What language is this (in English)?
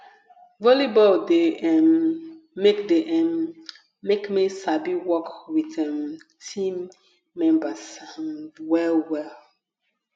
Nigerian Pidgin